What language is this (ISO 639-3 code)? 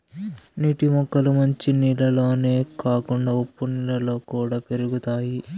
tel